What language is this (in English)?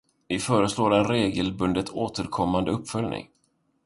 Swedish